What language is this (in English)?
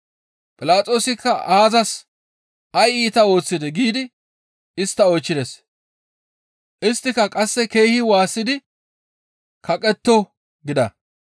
Gamo